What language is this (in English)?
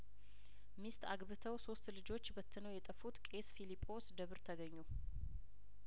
Amharic